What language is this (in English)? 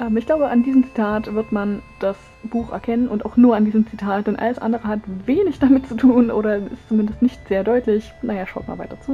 German